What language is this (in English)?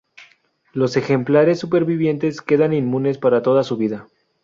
Spanish